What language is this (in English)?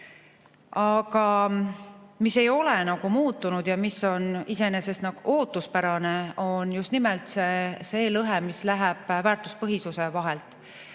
Estonian